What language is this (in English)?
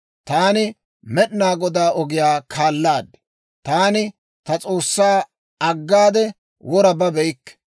Dawro